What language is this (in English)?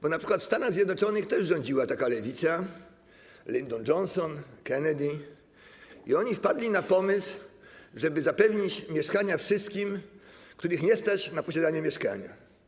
Polish